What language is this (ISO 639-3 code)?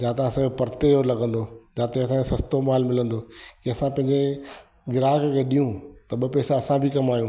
snd